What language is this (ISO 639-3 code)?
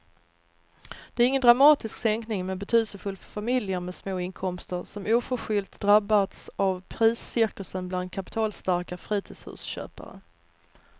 swe